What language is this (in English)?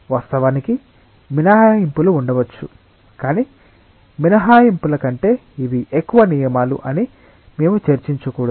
Telugu